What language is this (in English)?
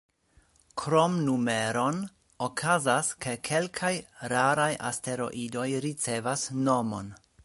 Esperanto